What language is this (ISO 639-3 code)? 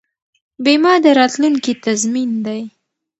pus